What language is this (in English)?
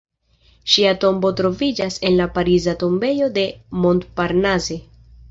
Esperanto